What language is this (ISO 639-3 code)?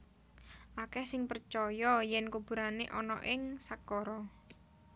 jav